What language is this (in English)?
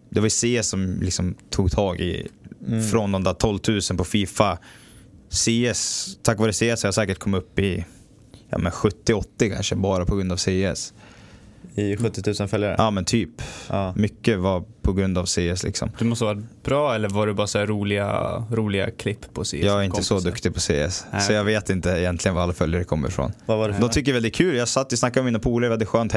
Swedish